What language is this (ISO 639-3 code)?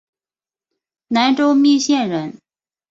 zho